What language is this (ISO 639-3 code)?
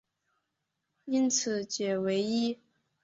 zho